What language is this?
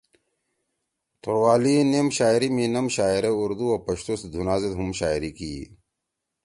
Torwali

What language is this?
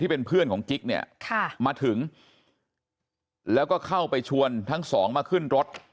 Thai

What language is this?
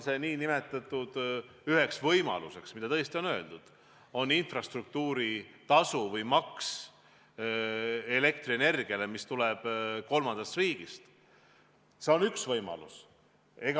Estonian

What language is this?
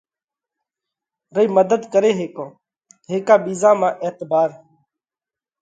Parkari Koli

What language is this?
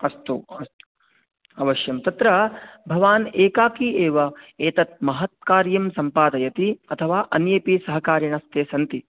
Sanskrit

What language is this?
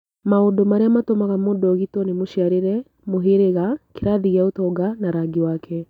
Kikuyu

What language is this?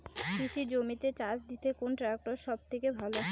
Bangla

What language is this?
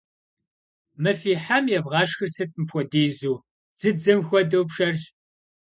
Kabardian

